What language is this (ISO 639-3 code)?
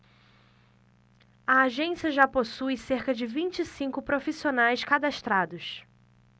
por